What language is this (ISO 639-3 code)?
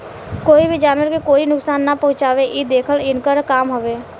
bho